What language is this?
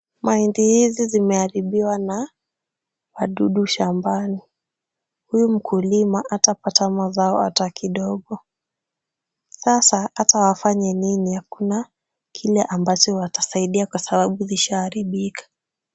Swahili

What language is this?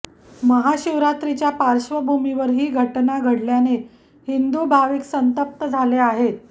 Marathi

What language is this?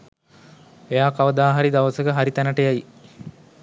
Sinhala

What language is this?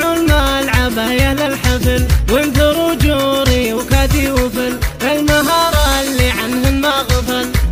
Arabic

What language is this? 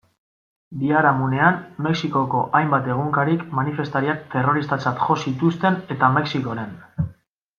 Basque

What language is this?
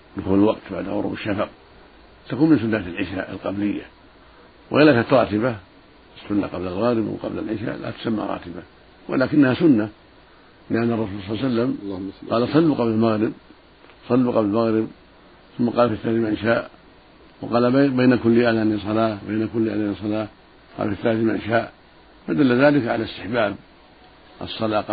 Arabic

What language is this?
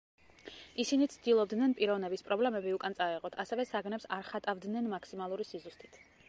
Georgian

